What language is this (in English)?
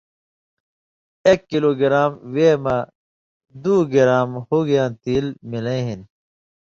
Indus Kohistani